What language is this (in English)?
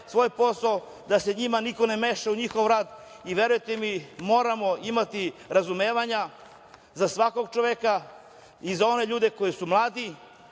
Serbian